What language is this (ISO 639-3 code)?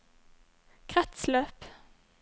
nor